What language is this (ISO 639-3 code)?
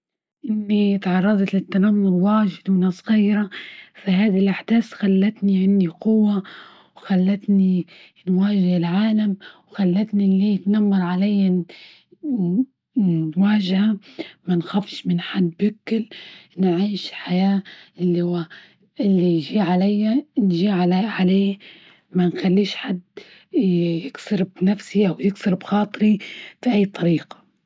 ayl